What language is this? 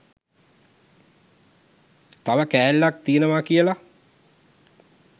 Sinhala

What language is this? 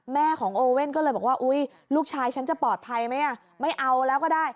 Thai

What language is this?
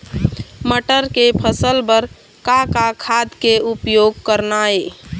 Chhattisgarhi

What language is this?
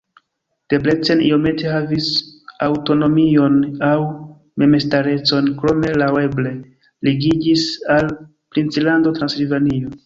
Esperanto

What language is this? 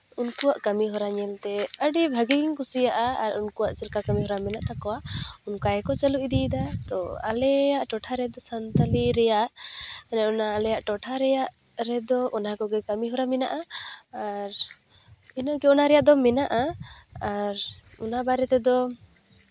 Santali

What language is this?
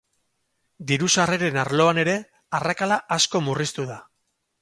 Basque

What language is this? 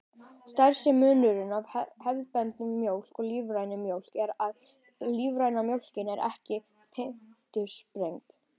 Icelandic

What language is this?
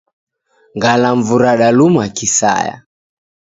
Taita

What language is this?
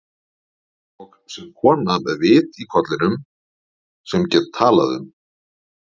Icelandic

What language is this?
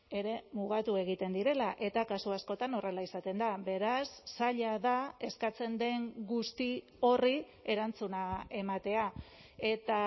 Basque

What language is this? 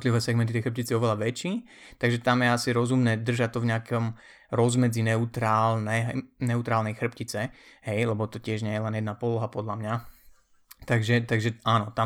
Slovak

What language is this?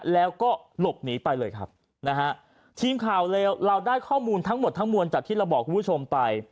Thai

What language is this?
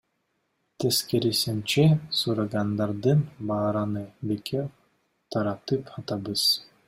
Kyrgyz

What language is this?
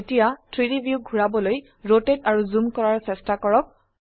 Assamese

